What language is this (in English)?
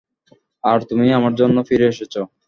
Bangla